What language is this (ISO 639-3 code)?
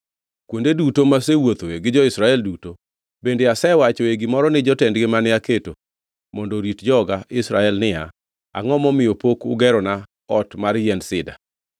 luo